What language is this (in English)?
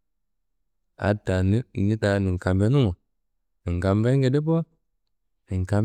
Kanembu